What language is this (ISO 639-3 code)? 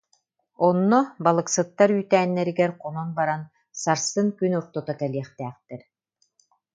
sah